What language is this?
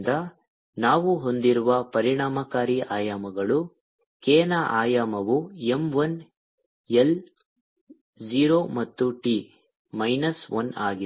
Kannada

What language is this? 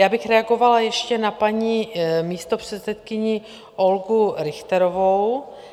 Czech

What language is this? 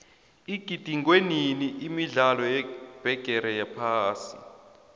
South Ndebele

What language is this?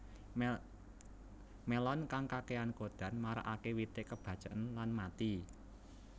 Javanese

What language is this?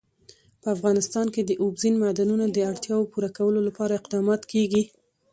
Pashto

